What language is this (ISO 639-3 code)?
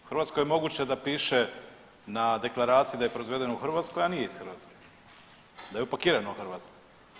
hrv